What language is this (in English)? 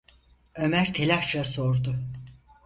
Turkish